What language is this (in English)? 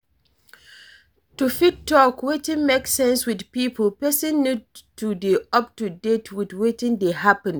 Nigerian Pidgin